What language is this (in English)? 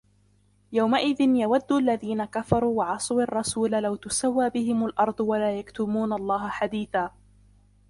Arabic